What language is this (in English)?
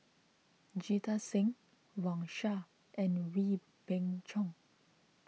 English